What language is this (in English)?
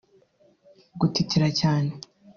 Kinyarwanda